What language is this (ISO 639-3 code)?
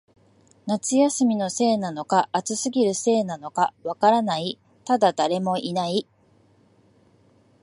jpn